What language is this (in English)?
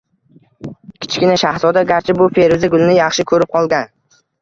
Uzbek